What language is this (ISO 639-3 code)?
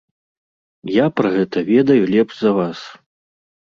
bel